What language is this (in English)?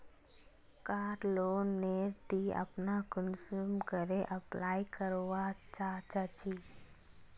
Magahi